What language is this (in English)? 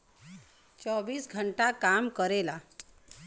Bhojpuri